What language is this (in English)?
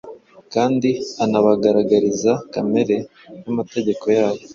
Kinyarwanda